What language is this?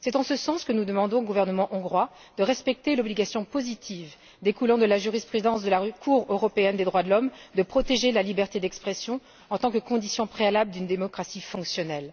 French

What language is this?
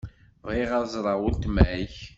Kabyle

